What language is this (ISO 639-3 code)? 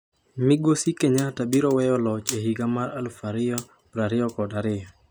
luo